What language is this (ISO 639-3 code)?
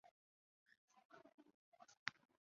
zho